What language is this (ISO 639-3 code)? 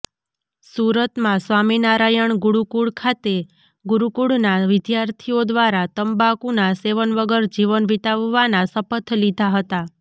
guj